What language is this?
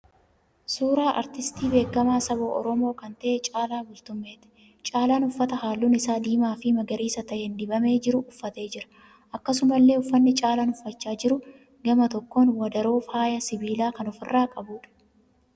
Oromo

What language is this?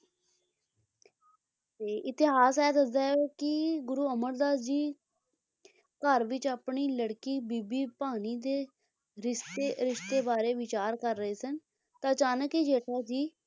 Punjabi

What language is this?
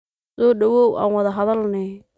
Somali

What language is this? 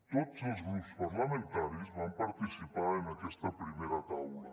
Catalan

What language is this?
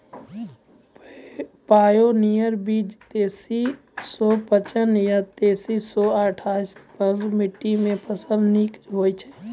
Maithili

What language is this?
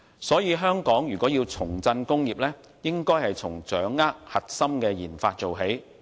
Cantonese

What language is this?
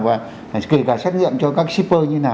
Vietnamese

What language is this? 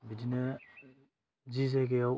Bodo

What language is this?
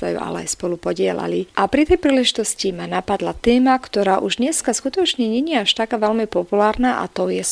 Slovak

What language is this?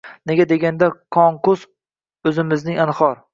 Uzbek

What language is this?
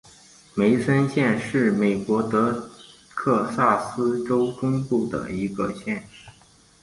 Chinese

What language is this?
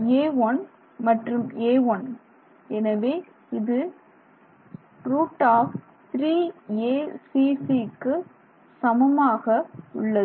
Tamil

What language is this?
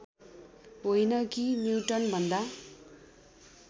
Nepali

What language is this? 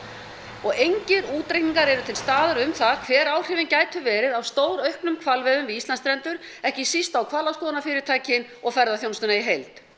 Icelandic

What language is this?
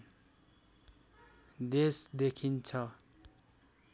Nepali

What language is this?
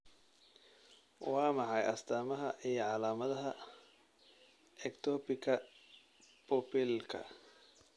Somali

